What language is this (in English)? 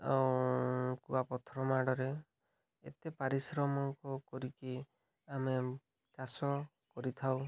Odia